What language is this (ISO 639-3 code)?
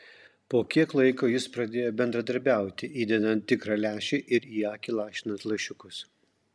lit